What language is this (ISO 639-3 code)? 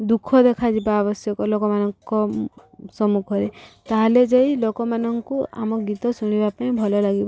ori